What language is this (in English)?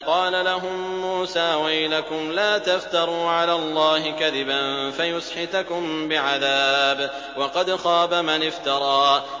Arabic